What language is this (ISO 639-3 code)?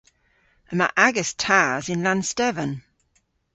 cor